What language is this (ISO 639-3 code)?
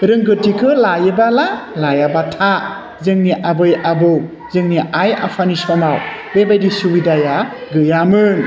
brx